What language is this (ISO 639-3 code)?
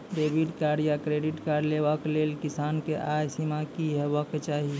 mai